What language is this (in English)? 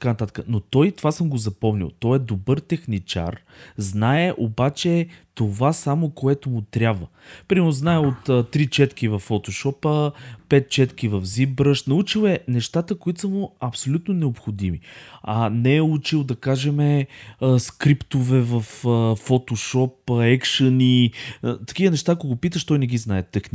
Bulgarian